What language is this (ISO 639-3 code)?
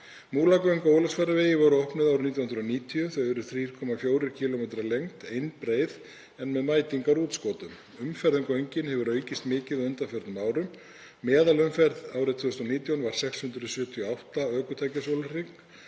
isl